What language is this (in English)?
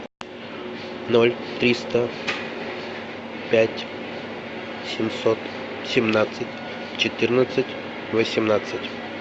Russian